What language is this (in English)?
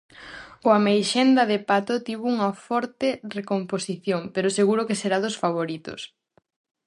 Galician